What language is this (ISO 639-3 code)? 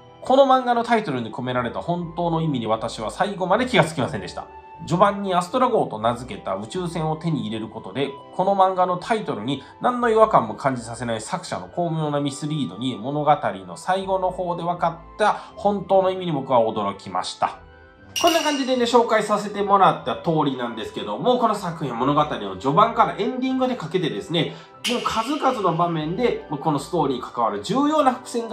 jpn